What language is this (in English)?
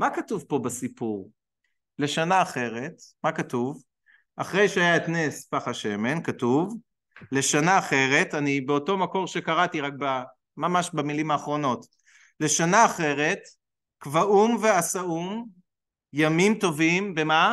Hebrew